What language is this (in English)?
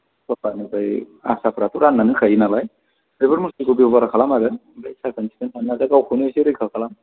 Bodo